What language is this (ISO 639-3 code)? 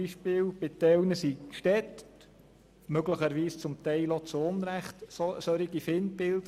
gsw